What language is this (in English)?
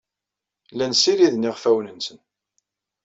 Kabyle